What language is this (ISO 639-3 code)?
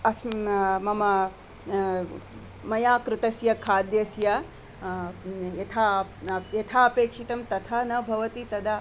san